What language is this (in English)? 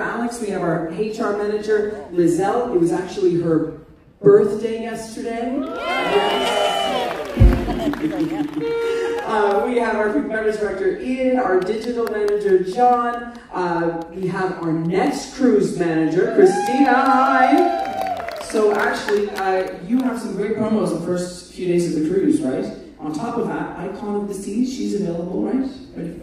English